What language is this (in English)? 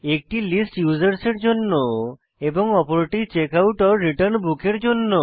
Bangla